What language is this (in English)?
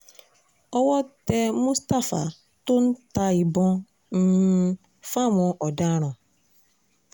Yoruba